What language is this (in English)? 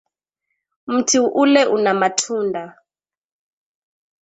Swahili